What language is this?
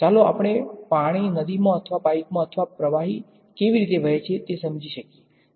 Gujarati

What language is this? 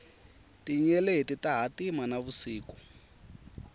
Tsonga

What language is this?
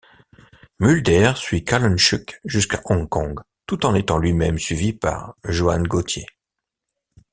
French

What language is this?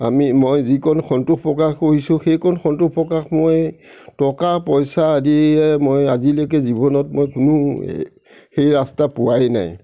Assamese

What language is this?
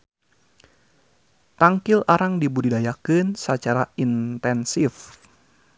Sundanese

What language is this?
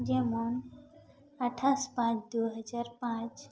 Santali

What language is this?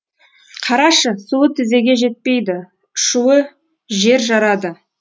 Kazakh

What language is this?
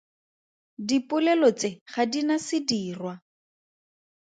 Tswana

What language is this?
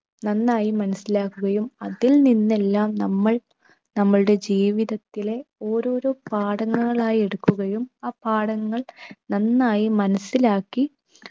Malayalam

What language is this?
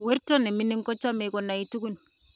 Kalenjin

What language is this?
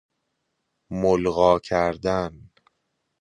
Persian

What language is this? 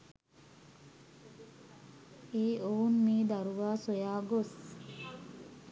Sinhala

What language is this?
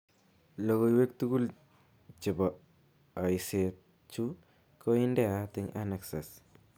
Kalenjin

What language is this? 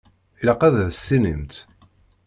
Kabyle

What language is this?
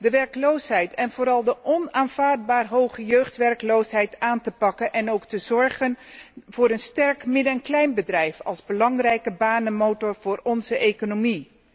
Dutch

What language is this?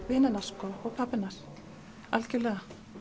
Icelandic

